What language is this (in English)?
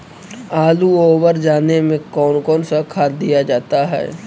Magahi